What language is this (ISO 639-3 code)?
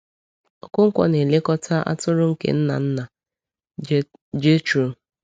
ibo